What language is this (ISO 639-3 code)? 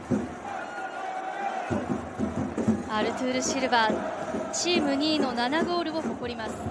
jpn